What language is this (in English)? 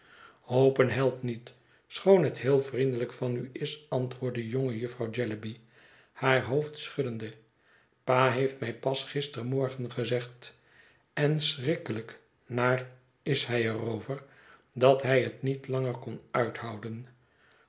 Dutch